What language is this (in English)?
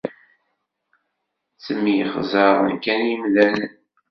Kabyle